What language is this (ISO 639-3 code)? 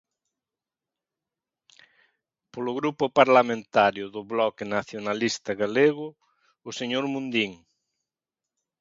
glg